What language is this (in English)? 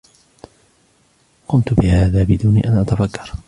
Arabic